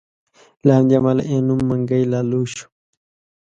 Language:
Pashto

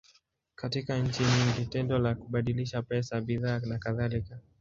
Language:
Swahili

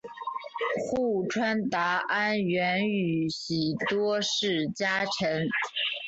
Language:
Chinese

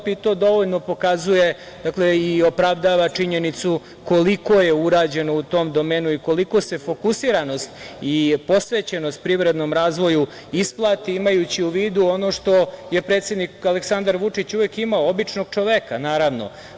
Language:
Serbian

